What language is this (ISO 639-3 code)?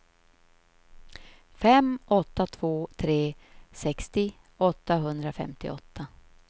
swe